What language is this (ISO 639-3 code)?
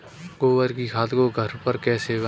hin